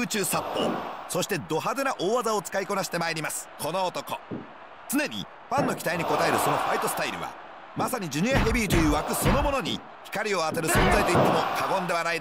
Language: Japanese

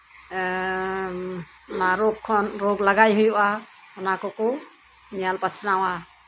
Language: Santali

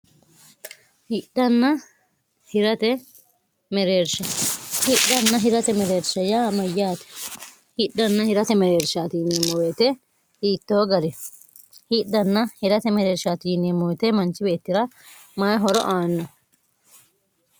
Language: Sidamo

